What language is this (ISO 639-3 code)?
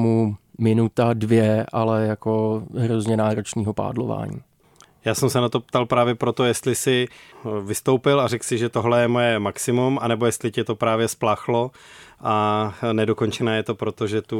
ces